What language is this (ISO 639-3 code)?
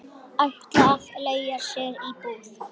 isl